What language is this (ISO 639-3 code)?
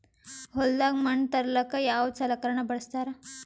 kan